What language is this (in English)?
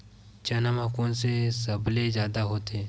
Chhattisgarhi